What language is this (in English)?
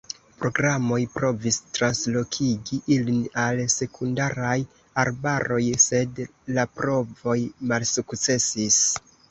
Esperanto